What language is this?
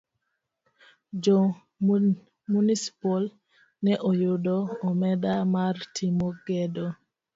Luo (Kenya and Tanzania)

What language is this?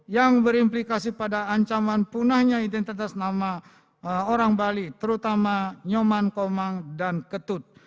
Indonesian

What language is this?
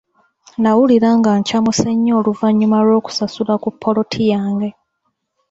Ganda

